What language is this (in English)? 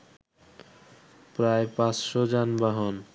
Bangla